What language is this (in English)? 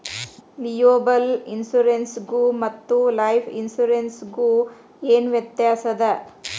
Kannada